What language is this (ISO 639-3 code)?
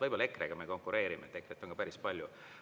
est